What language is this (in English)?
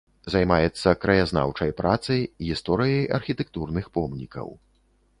Belarusian